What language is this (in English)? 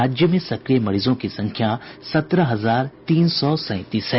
Hindi